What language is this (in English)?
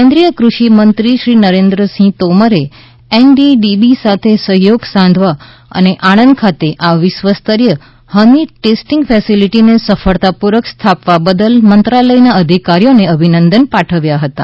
Gujarati